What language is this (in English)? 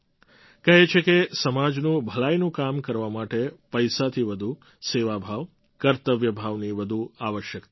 Gujarati